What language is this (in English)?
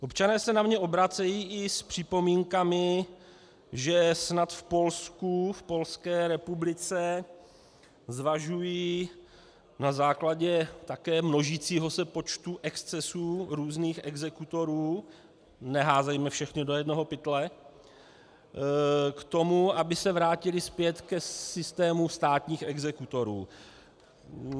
Czech